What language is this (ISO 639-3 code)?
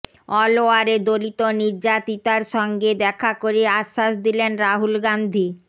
ben